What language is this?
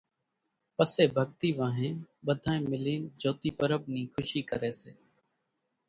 Kachi Koli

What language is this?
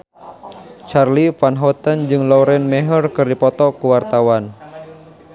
Sundanese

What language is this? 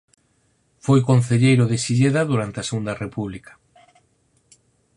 Galician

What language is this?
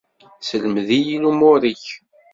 Kabyle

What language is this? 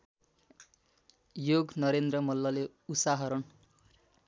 Nepali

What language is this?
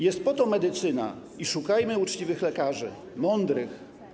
Polish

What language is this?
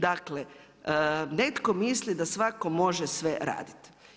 Croatian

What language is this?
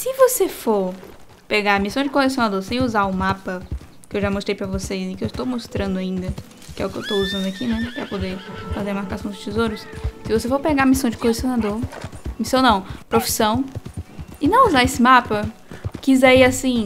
Portuguese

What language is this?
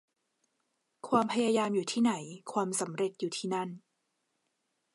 Thai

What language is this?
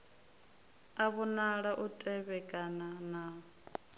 Venda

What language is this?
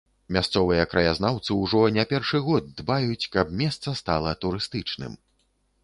Belarusian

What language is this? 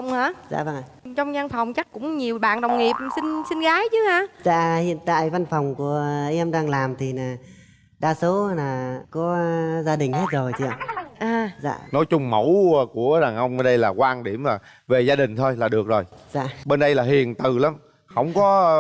Vietnamese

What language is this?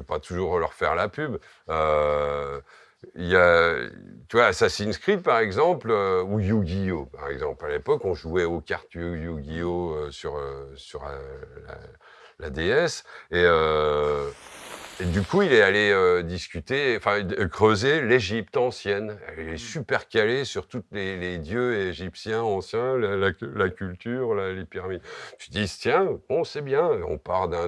French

